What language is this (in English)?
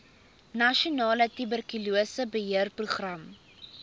Afrikaans